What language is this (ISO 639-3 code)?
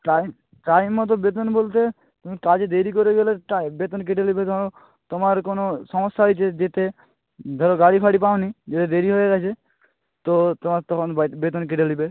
ben